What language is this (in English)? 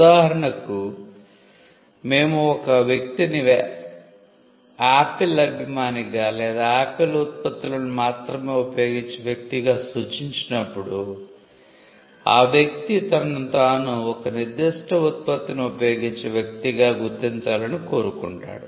Telugu